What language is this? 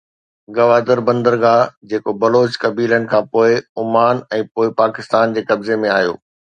Sindhi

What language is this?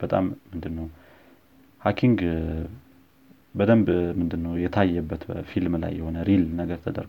Amharic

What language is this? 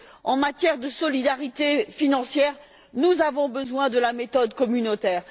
French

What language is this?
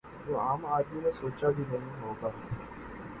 Urdu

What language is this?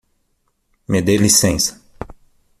Portuguese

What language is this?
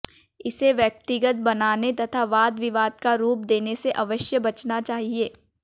Hindi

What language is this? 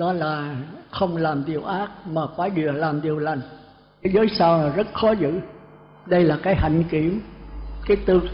Vietnamese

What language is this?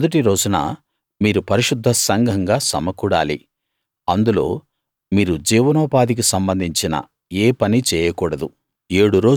Telugu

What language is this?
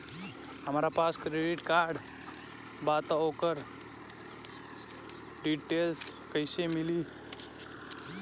Bhojpuri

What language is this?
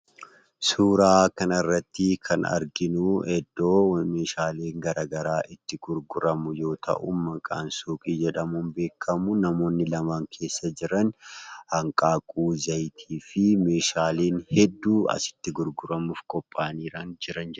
Oromo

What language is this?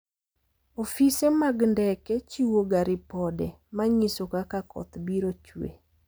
Luo (Kenya and Tanzania)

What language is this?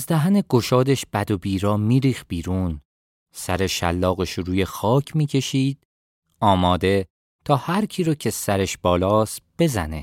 Persian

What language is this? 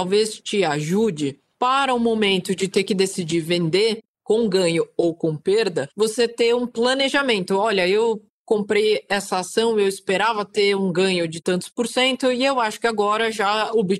Portuguese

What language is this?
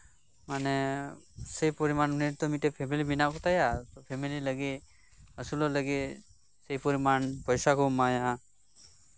Santali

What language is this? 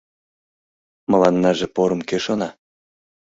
Mari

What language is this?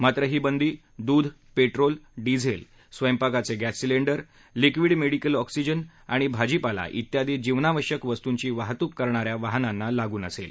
Marathi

